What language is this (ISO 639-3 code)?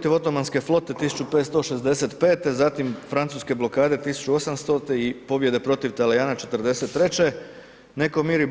hrv